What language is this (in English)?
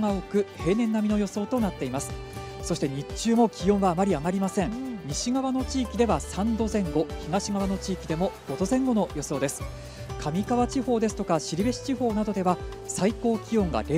Japanese